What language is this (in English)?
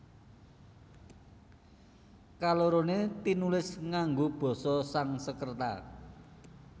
Javanese